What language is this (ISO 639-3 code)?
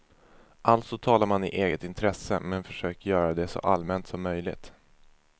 swe